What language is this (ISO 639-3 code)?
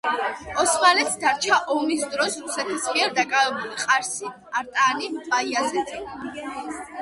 kat